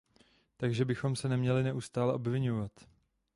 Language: Czech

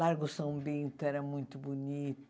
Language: Portuguese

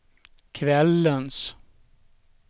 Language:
Swedish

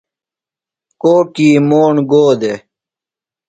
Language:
Phalura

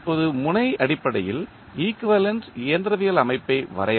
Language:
Tamil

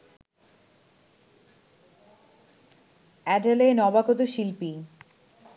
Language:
Bangla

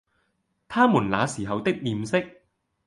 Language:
Cantonese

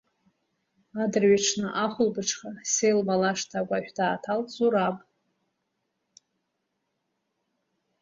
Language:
Abkhazian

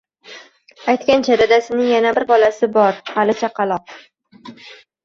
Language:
Uzbek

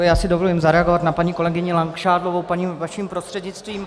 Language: Czech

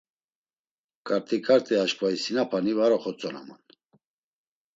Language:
Laz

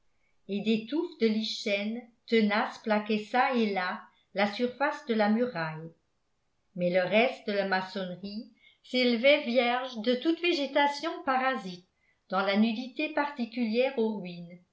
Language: French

